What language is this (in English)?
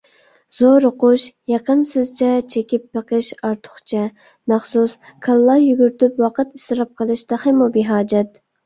Uyghur